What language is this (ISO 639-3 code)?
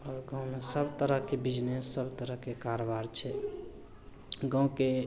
mai